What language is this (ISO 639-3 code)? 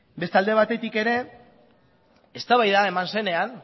eus